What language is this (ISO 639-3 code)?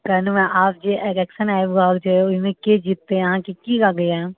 mai